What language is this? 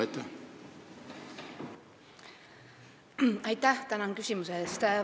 Estonian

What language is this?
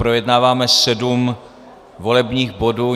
Czech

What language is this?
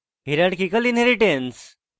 Bangla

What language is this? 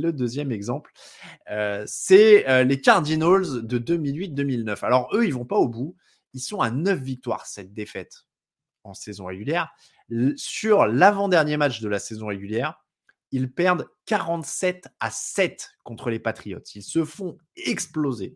French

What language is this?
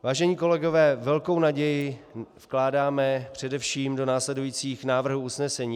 Czech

